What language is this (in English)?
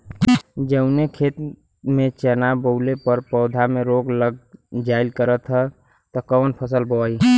Bhojpuri